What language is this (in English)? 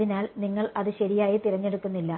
Malayalam